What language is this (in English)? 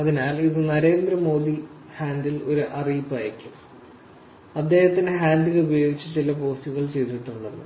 Malayalam